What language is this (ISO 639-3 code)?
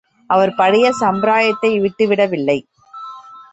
tam